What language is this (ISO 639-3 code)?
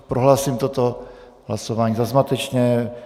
ces